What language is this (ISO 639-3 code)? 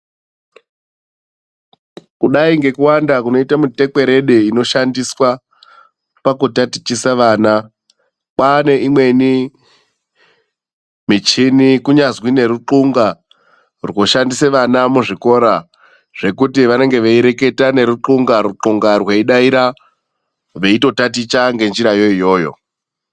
ndc